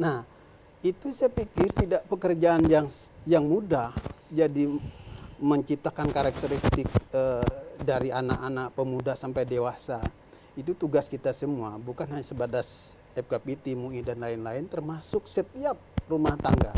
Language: Indonesian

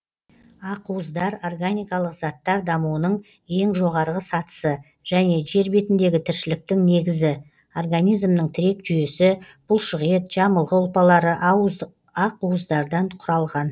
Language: Kazakh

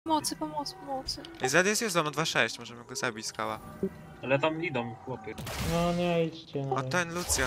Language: Polish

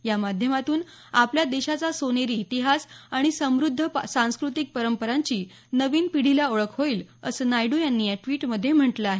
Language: Marathi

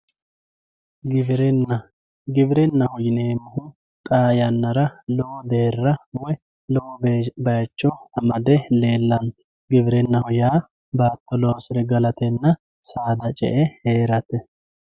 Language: Sidamo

